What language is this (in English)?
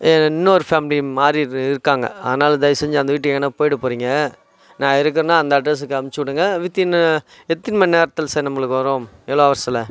Tamil